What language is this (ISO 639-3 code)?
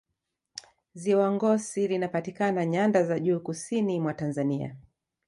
swa